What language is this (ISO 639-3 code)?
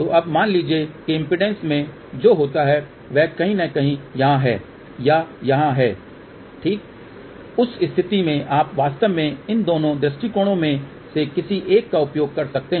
hin